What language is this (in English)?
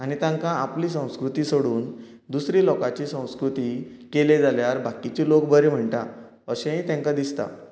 Konkani